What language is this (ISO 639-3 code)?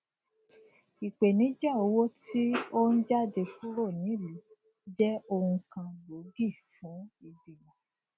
yor